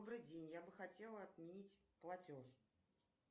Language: Russian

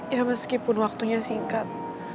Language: Indonesian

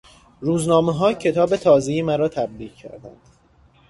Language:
Persian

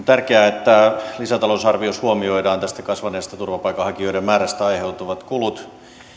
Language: Finnish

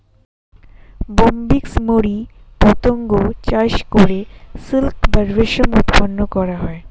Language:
Bangla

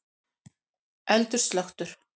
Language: Icelandic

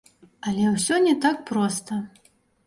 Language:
Belarusian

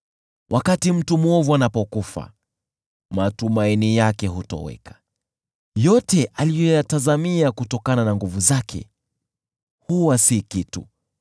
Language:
Swahili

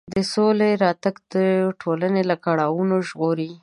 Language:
Pashto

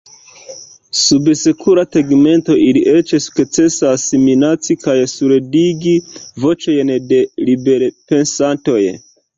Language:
Esperanto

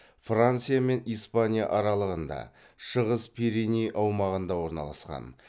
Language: Kazakh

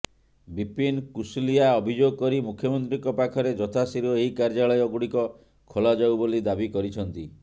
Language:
Odia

